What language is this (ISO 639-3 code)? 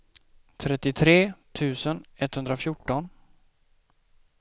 swe